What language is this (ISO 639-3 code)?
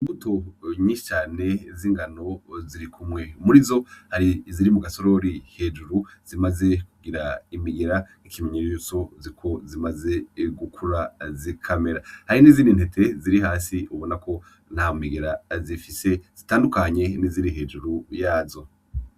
run